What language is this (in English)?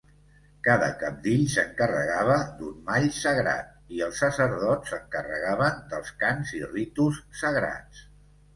Catalan